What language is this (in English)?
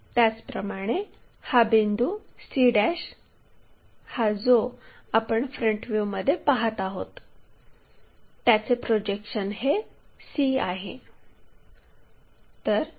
Marathi